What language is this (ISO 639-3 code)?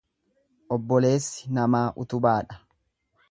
orm